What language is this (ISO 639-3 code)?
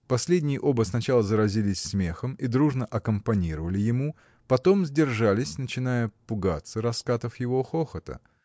rus